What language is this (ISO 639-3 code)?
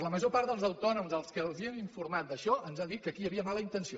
cat